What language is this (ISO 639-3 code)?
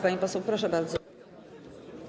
pol